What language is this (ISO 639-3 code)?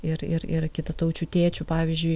lit